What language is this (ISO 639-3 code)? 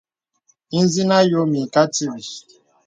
beb